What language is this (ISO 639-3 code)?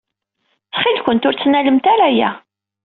kab